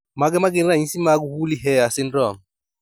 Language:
Luo (Kenya and Tanzania)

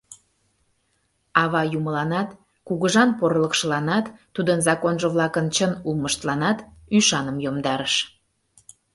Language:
Mari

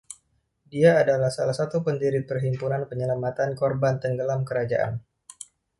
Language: Indonesian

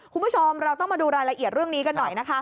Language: Thai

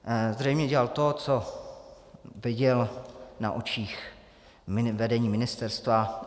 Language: Czech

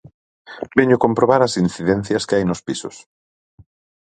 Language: Galician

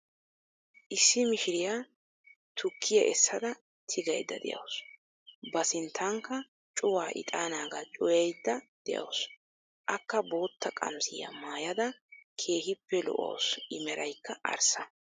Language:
Wolaytta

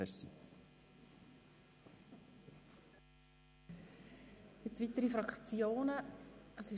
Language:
Swiss German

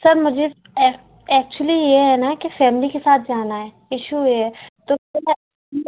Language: Hindi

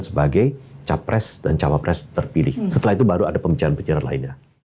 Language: Indonesian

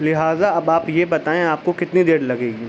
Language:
Urdu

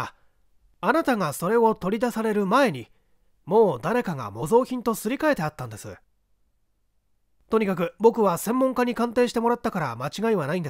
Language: Japanese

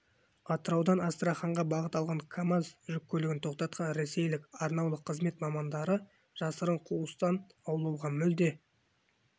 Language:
Kazakh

